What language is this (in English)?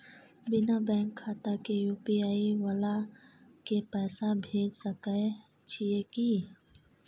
Maithili